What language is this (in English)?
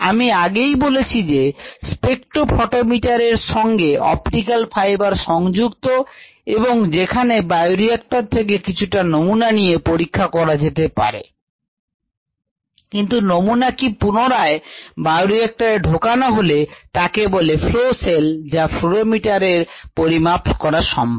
Bangla